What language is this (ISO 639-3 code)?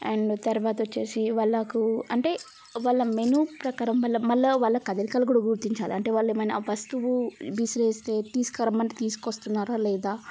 tel